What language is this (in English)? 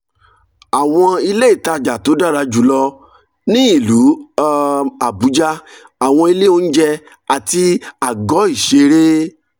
Yoruba